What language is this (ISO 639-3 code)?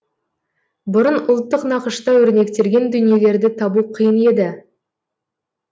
kaz